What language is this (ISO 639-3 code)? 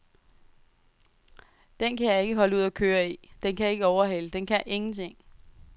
dan